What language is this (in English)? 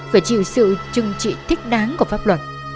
Vietnamese